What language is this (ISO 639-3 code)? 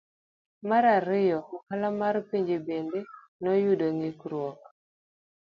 luo